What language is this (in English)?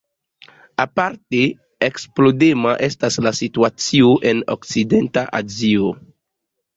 Esperanto